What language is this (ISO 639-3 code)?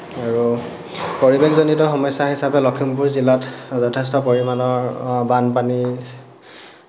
asm